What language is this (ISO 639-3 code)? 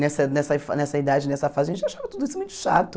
por